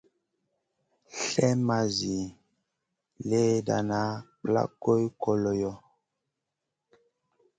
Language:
Masana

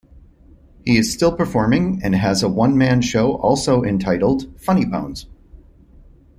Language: English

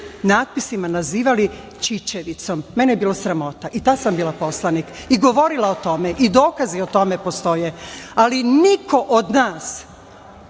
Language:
Serbian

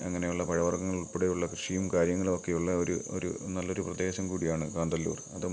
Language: Malayalam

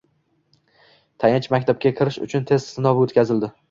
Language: Uzbek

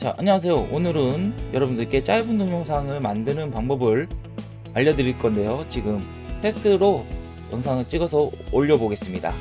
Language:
Korean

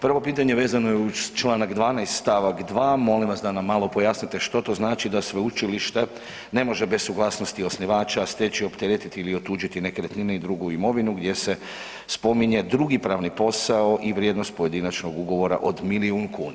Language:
Croatian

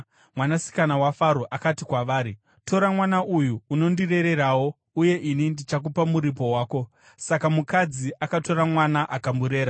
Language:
Shona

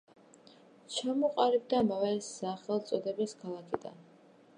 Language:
Georgian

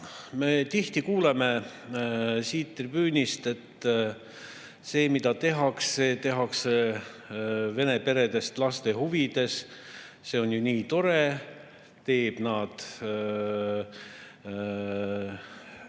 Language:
Estonian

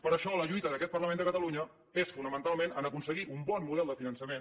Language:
Catalan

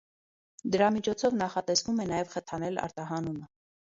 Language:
Armenian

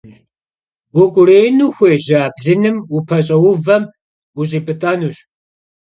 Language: Kabardian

